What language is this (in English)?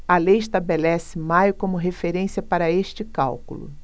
Portuguese